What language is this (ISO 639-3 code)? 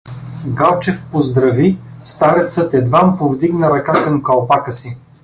bul